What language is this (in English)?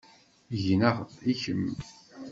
Kabyle